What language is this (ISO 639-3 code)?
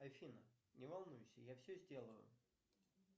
rus